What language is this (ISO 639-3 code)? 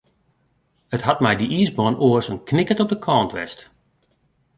fry